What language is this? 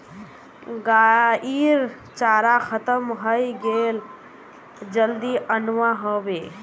Magahi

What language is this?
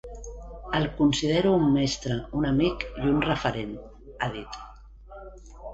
Catalan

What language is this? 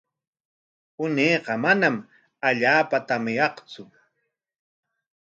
Corongo Ancash Quechua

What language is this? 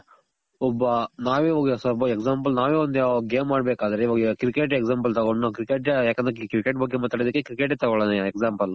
Kannada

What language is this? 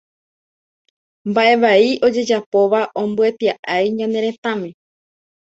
Guarani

